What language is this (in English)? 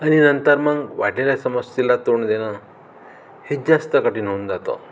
Marathi